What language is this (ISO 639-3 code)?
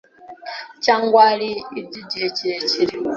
kin